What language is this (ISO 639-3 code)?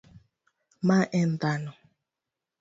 luo